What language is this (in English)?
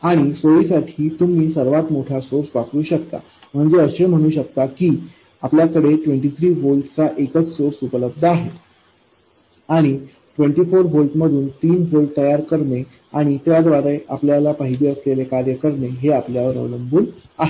Marathi